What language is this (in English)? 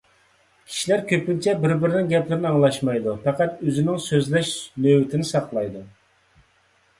Uyghur